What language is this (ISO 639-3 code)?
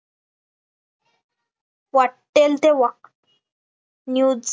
mar